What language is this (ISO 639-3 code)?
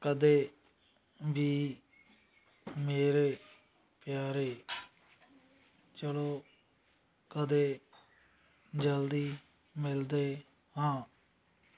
pan